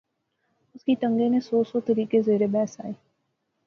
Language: Pahari-Potwari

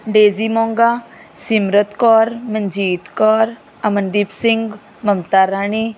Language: Punjabi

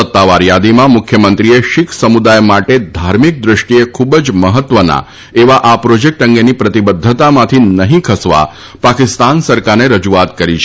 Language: Gujarati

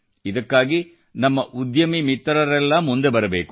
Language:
Kannada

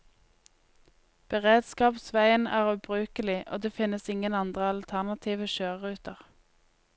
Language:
Norwegian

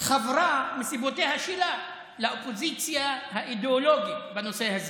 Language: Hebrew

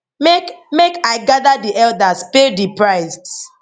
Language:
Nigerian Pidgin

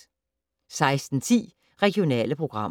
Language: Danish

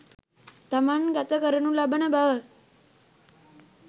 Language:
Sinhala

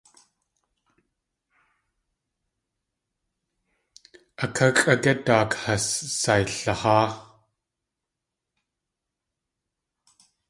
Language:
Tlingit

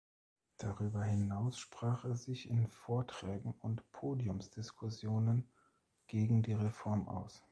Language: German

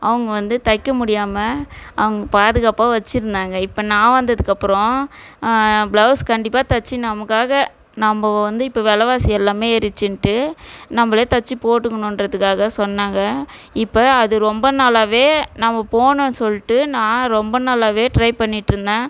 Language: Tamil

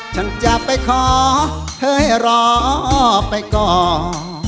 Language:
Thai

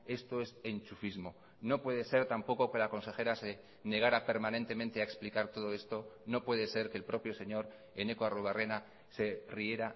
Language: Spanish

